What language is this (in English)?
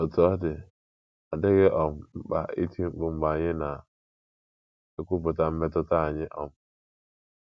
Igbo